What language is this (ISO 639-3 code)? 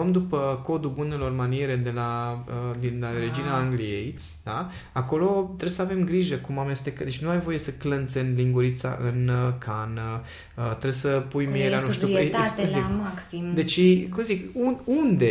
ron